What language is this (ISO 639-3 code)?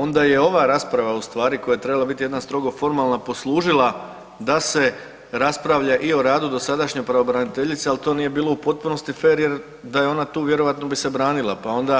hrv